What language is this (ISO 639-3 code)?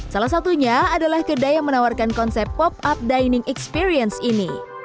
ind